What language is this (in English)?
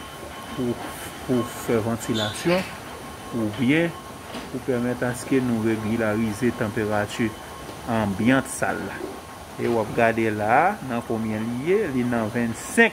French